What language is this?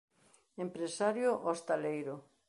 Galician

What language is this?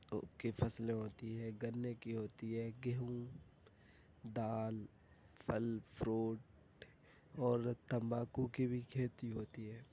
Urdu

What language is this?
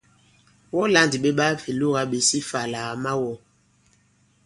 Bankon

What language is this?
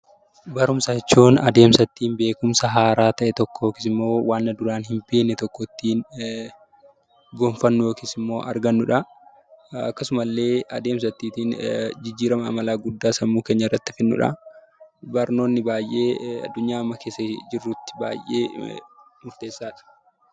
Oromo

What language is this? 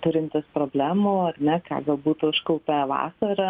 Lithuanian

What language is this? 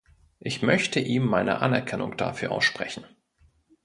German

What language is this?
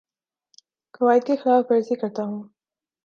Urdu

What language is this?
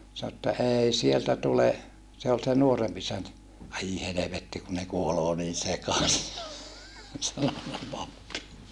Finnish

